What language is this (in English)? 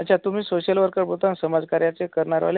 Marathi